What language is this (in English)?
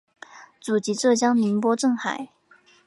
Chinese